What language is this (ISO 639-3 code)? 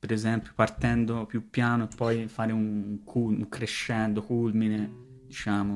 ita